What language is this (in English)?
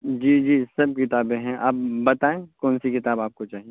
Urdu